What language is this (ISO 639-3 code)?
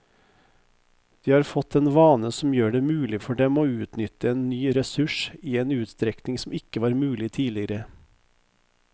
nor